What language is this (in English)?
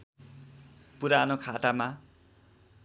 Nepali